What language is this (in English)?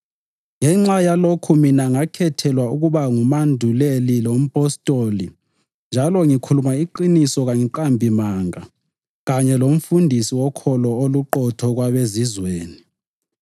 North Ndebele